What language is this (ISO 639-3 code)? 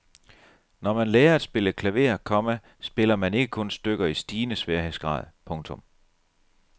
dan